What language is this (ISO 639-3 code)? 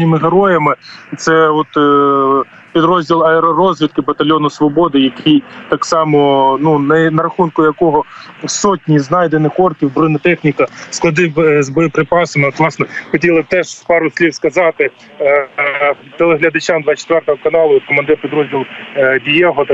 ukr